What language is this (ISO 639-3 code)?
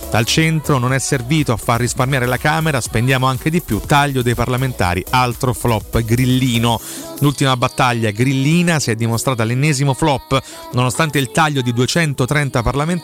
ita